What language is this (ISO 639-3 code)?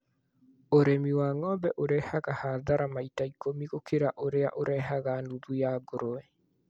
kik